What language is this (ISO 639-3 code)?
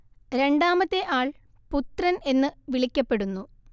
mal